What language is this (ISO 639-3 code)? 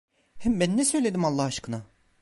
tur